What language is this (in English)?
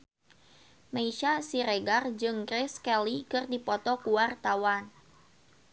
Sundanese